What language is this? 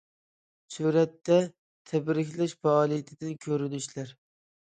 Uyghur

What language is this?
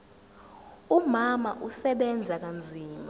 Zulu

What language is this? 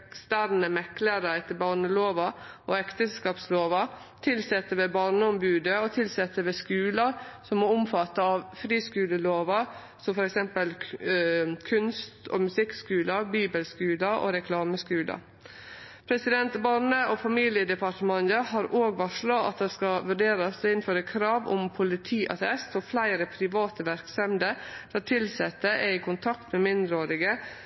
Norwegian Nynorsk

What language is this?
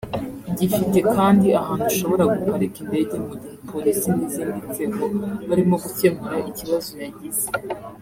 Kinyarwanda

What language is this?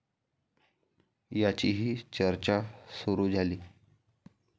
Marathi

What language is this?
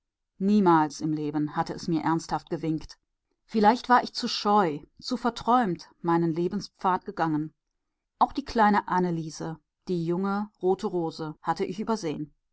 German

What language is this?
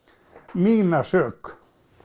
Icelandic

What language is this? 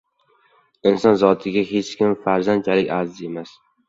Uzbek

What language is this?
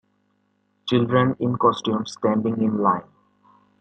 English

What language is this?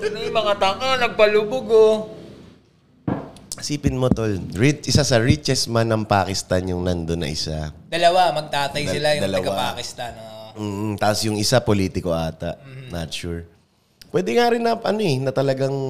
Filipino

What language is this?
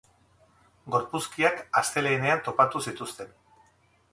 Basque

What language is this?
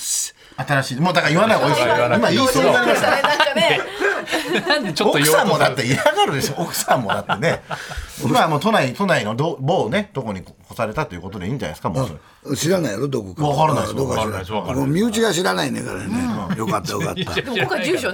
Japanese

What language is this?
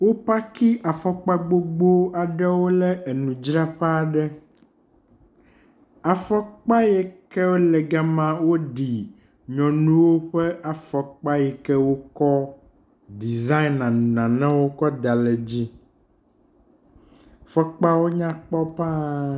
Ewe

